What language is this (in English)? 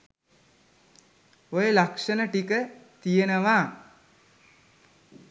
Sinhala